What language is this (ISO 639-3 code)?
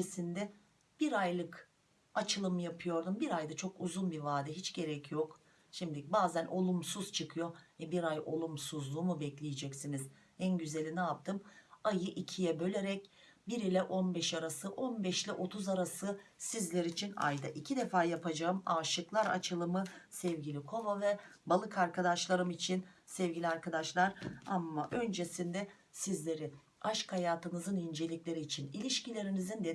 tur